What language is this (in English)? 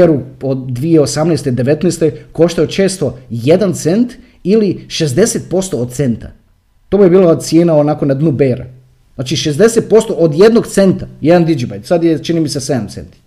Croatian